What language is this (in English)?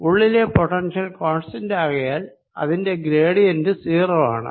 Malayalam